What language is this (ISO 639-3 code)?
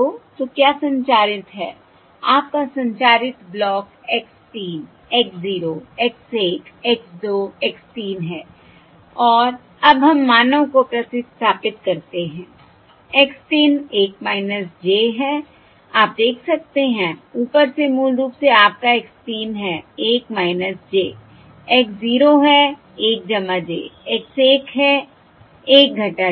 hin